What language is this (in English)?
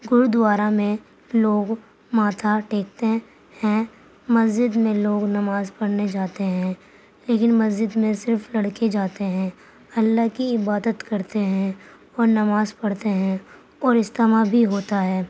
Urdu